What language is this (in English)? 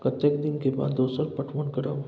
Maithili